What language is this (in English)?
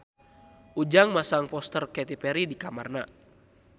Sundanese